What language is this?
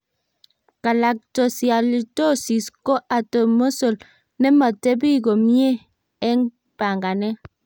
Kalenjin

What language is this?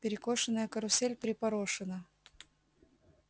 Russian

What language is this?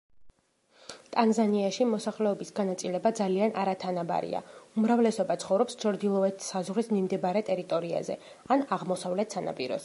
Georgian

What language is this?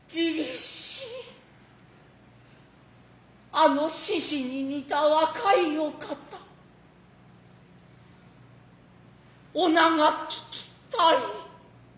Japanese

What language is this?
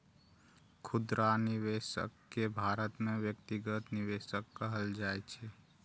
Maithili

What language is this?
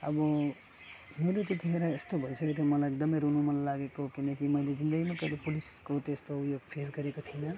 Nepali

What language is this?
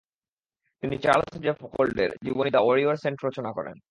Bangla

